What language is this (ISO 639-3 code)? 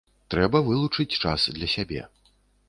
bel